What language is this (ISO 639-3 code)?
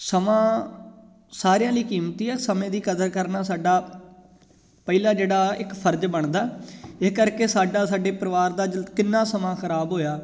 pan